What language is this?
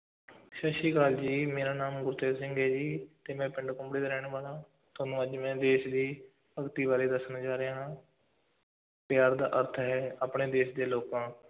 Punjabi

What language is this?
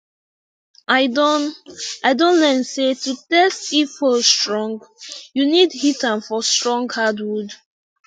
Nigerian Pidgin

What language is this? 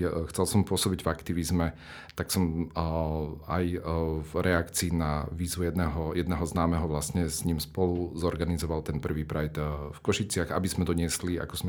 Slovak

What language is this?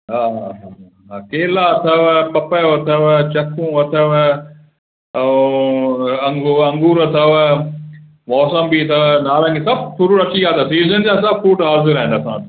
Sindhi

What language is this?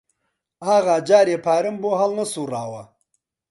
Central Kurdish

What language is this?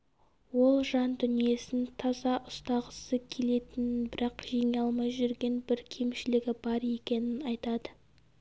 Kazakh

